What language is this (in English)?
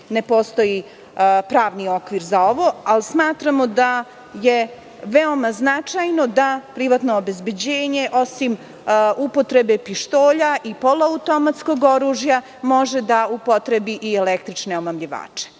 Serbian